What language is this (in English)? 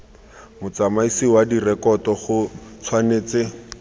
Tswana